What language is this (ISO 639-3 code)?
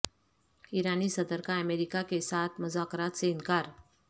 urd